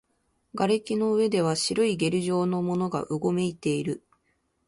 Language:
Japanese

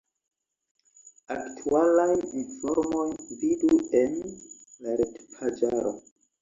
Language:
Esperanto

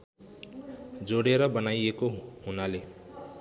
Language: Nepali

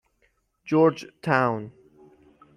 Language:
Persian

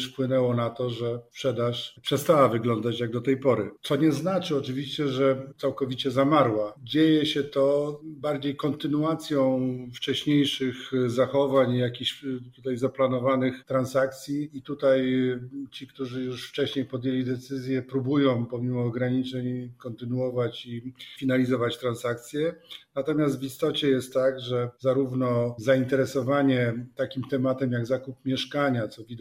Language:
Polish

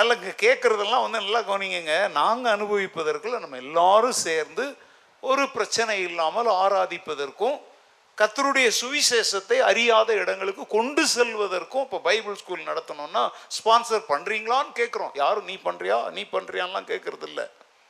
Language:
Tamil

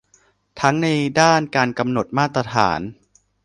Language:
Thai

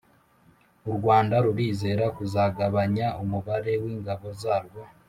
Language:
Kinyarwanda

